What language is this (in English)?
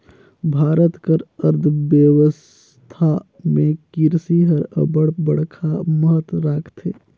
Chhattisgarhi